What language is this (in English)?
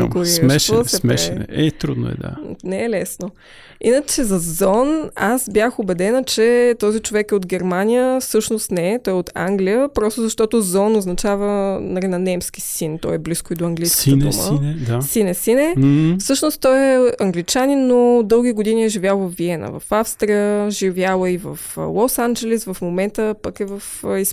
Bulgarian